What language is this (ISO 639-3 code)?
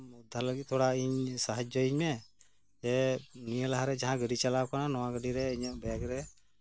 sat